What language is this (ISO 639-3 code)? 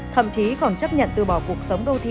vie